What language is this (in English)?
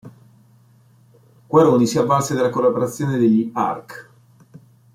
Italian